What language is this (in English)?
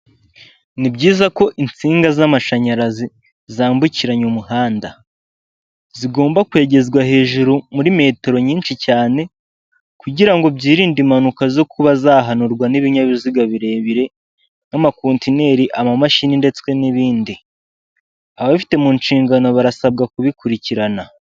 Kinyarwanda